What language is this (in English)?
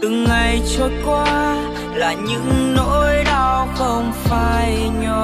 Vietnamese